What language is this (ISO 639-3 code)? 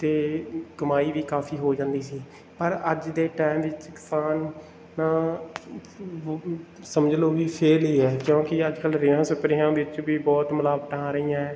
pan